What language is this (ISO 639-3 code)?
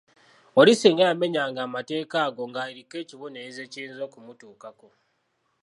lug